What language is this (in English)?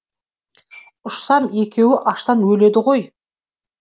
Kazakh